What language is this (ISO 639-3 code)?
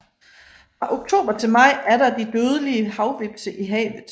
dan